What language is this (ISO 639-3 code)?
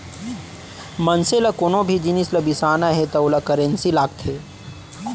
hne